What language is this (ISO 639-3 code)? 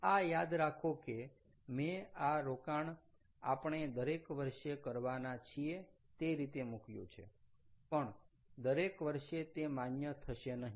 guj